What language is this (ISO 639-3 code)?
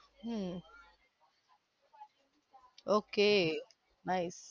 guj